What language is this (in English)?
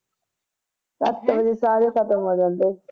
Punjabi